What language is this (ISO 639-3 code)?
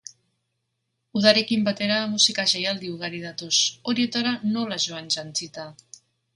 eus